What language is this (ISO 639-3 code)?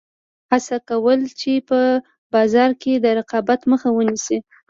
pus